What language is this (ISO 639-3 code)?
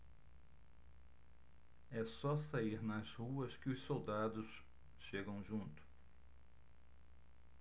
por